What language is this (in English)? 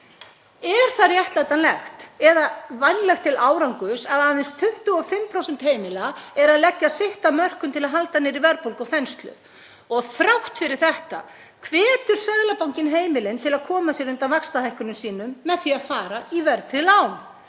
Icelandic